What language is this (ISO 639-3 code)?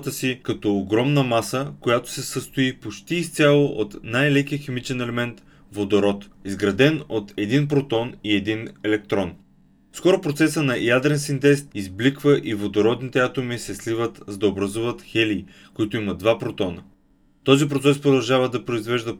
bul